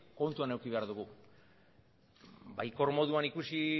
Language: Basque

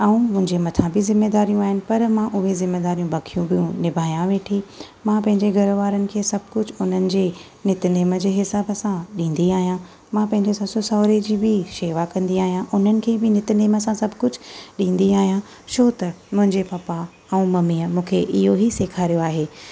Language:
Sindhi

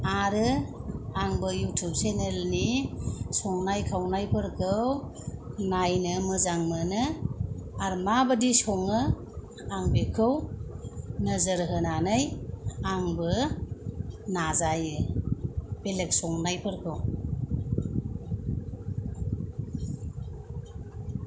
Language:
Bodo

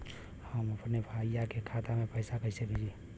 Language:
Bhojpuri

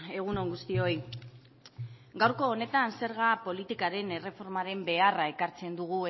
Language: Basque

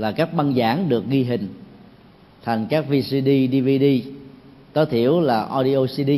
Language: Vietnamese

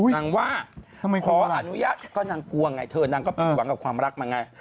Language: Thai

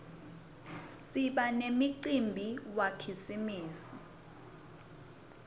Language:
Swati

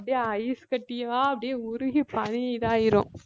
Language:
Tamil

